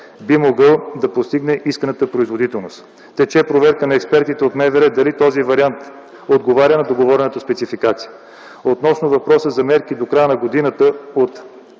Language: Bulgarian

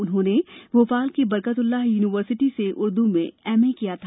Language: Hindi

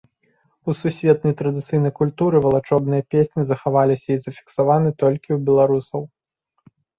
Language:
Belarusian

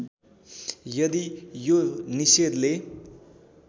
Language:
Nepali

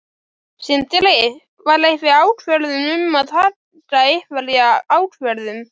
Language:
Icelandic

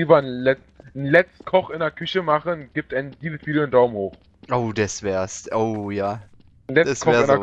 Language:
German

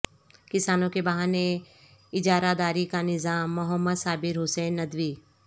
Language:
Urdu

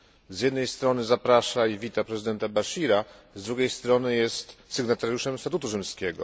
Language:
Polish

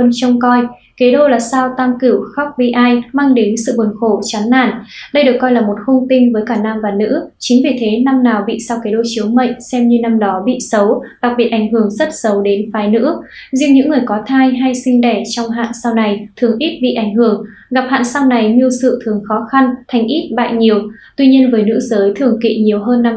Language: Vietnamese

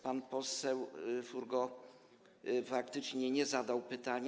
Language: Polish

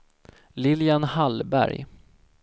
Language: Swedish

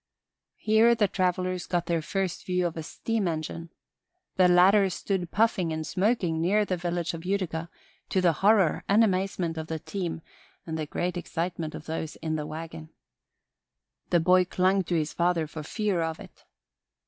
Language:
English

